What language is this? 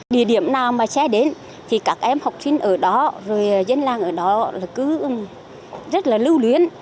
Vietnamese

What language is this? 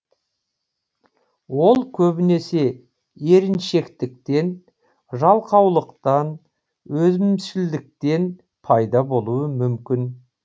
Kazakh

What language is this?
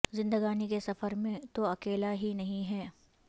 Urdu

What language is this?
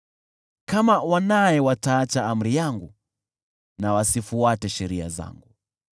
Swahili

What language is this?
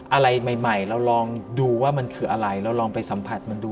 Thai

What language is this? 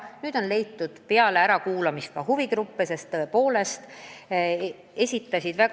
Estonian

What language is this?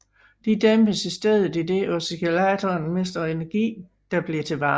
Danish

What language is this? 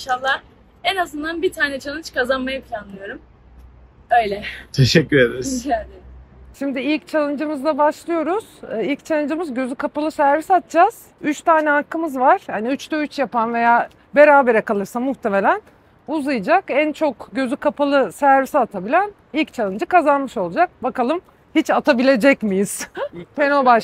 Turkish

